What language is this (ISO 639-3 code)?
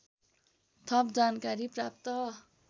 nep